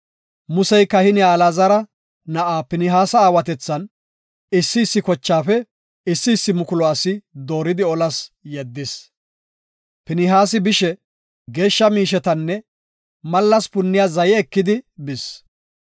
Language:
Gofa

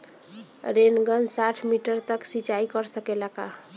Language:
Bhojpuri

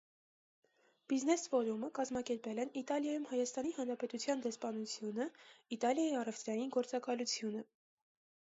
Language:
Armenian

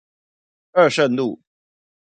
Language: Chinese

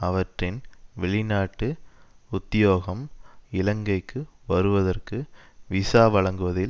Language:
Tamil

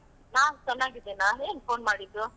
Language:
Kannada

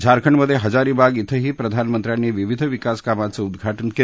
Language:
Marathi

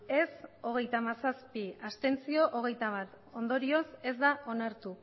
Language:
Basque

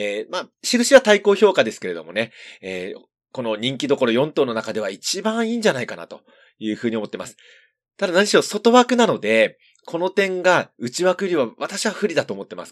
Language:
Japanese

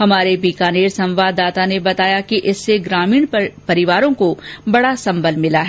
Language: Hindi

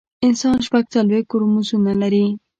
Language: Pashto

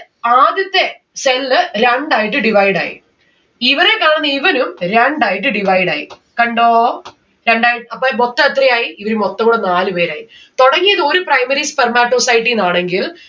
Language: Malayalam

